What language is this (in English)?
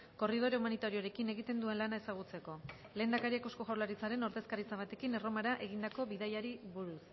Basque